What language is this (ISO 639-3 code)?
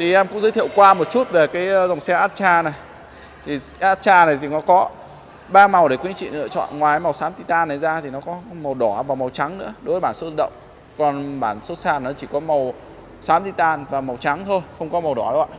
vie